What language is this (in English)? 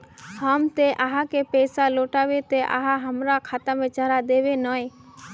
Magahi